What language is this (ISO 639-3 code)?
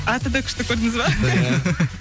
kaz